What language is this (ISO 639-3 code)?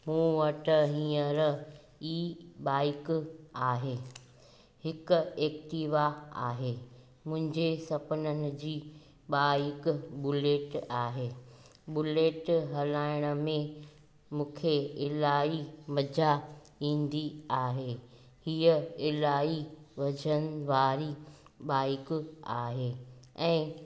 snd